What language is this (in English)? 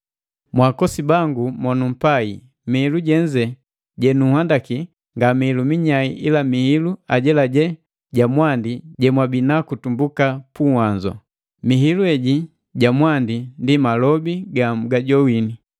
Matengo